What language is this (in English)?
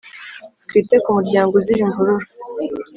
Kinyarwanda